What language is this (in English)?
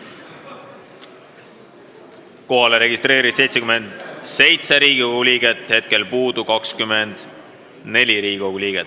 Estonian